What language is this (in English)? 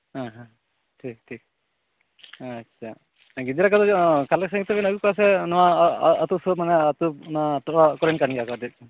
Santali